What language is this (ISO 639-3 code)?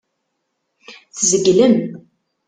kab